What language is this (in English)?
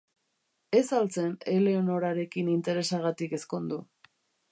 Basque